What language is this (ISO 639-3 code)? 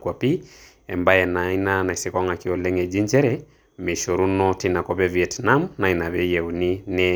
mas